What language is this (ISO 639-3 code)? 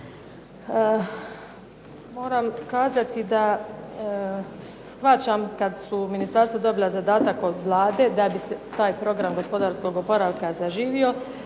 hrv